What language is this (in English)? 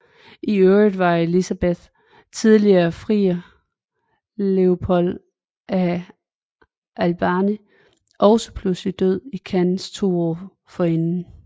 Danish